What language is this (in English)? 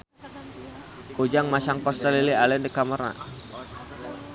Sundanese